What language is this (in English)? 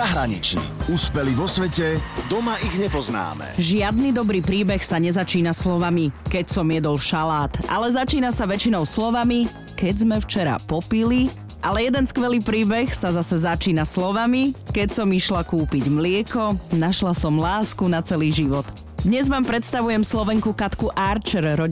Slovak